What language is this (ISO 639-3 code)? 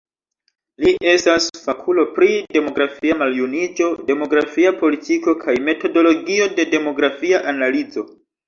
epo